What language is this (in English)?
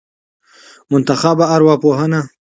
Pashto